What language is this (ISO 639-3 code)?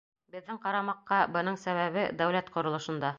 bak